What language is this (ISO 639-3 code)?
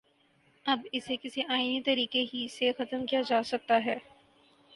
urd